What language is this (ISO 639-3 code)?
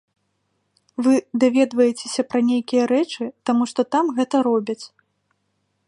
bel